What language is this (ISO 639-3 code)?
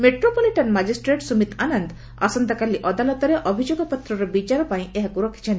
ori